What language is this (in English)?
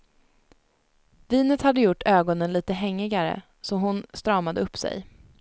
Swedish